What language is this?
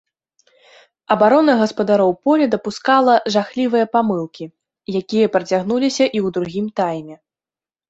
Belarusian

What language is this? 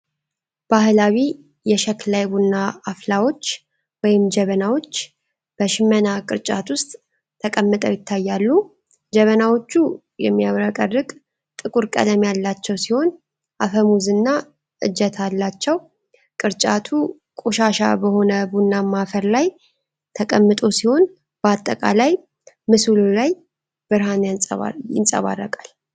Amharic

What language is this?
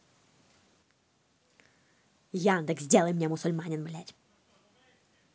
Russian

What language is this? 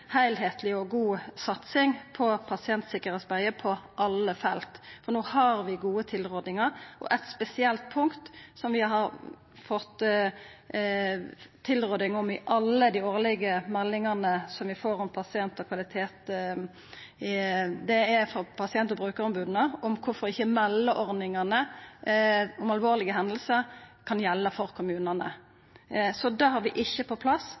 Norwegian Nynorsk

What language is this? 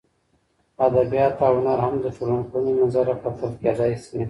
Pashto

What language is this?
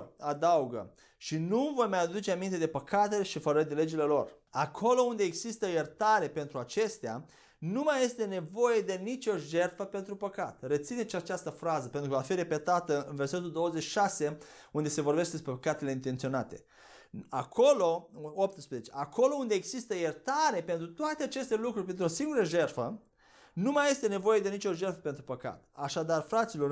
Romanian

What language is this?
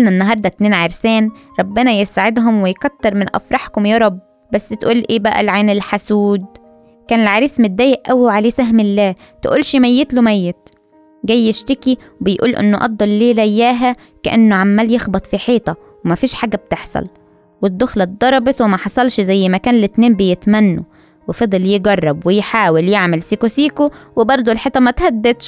Arabic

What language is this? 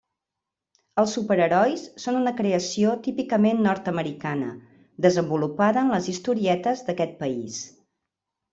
Catalan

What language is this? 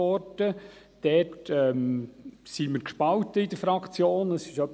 Swiss German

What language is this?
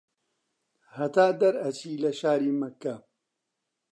Central Kurdish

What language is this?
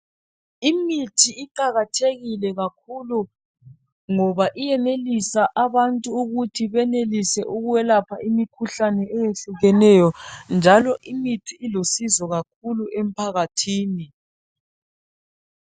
North Ndebele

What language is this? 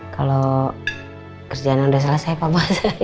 Indonesian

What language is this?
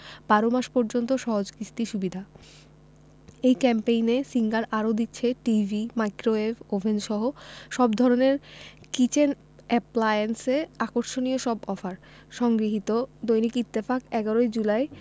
Bangla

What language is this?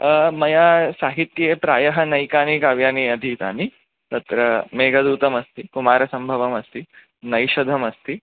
Sanskrit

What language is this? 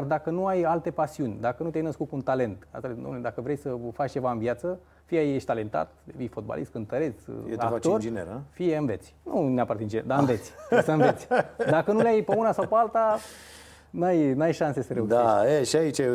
Romanian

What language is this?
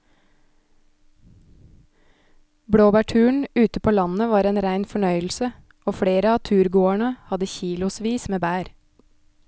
Norwegian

